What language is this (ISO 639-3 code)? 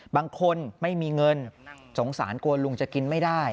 tha